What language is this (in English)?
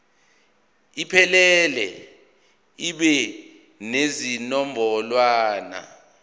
Zulu